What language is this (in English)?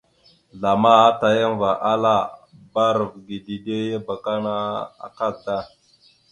Mada (Cameroon)